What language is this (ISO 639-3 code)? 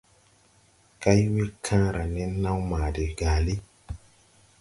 tui